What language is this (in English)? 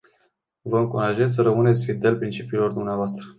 Romanian